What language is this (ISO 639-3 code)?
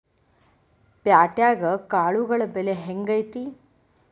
kan